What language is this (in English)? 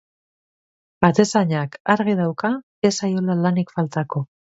Basque